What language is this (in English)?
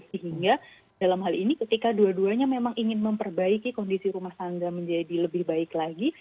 Indonesian